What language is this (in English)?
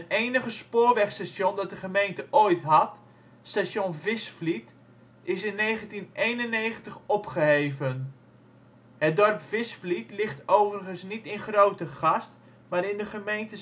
Dutch